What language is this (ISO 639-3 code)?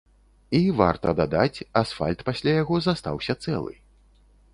bel